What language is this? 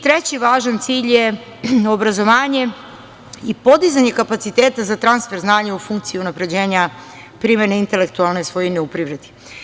Serbian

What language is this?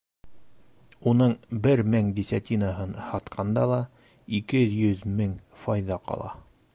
Bashkir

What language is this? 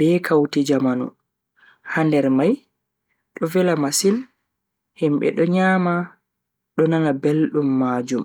Bagirmi Fulfulde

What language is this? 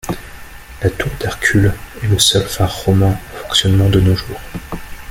French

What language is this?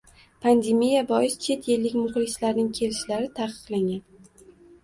Uzbek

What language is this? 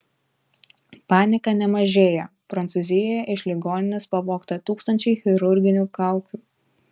Lithuanian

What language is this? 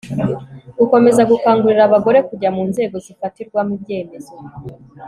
Kinyarwanda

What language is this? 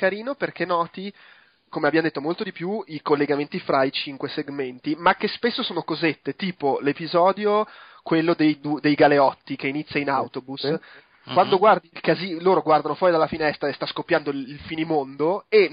Italian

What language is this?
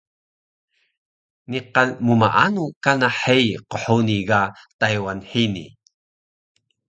Taroko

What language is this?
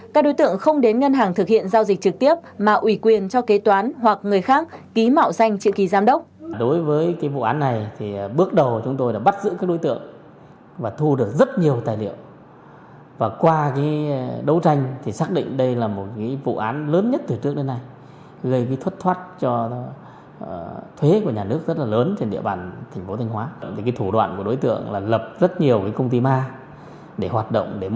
Vietnamese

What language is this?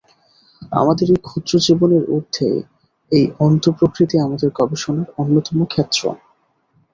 Bangla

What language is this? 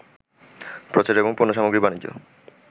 Bangla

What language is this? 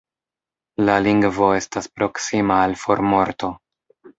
Esperanto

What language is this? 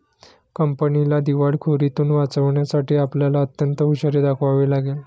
Marathi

